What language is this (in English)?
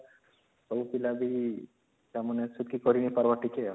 Odia